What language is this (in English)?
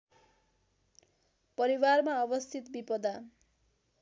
Nepali